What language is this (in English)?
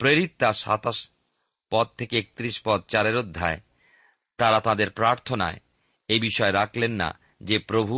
Bangla